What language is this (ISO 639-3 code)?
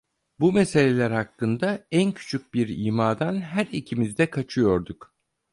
tur